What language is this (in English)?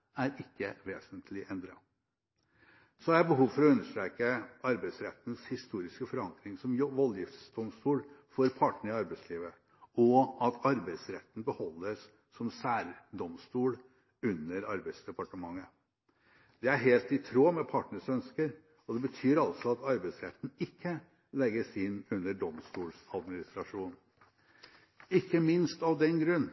Norwegian Bokmål